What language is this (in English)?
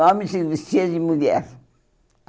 Portuguese